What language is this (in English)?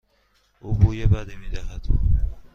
Persian